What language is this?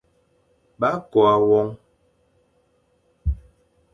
Fang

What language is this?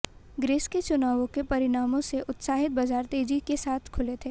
Hindi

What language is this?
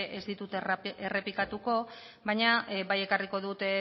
Basque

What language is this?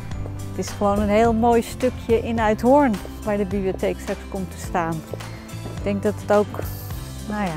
Dutch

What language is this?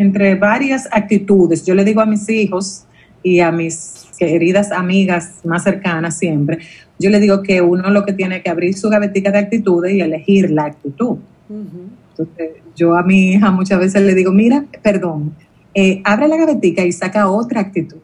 Spanish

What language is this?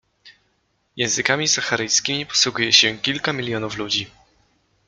Polish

